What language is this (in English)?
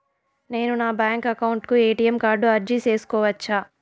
Telugu